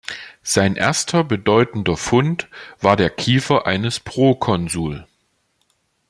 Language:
German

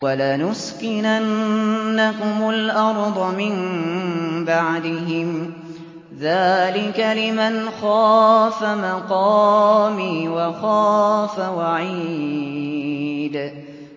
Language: Arabic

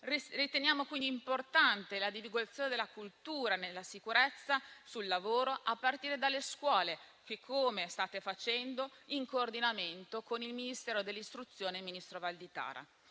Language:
Italian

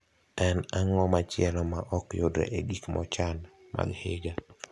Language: Luo (Kenya and Tanzania)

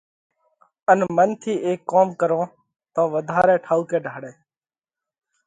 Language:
Parkari Koli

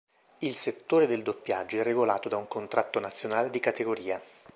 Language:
Italian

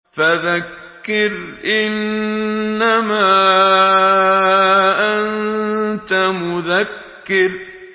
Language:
Arabic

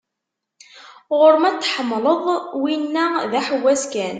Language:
Kabyle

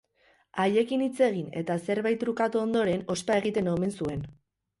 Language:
Basque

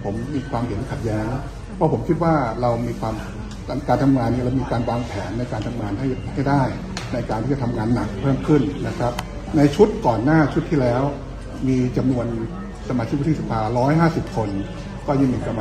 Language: Thai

